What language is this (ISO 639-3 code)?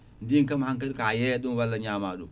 ful